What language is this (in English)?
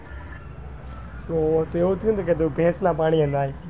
Gujarati